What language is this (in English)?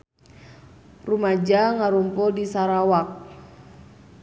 Sundanese